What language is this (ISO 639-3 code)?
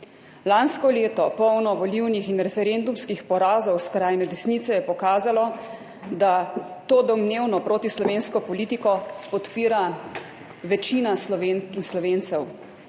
slv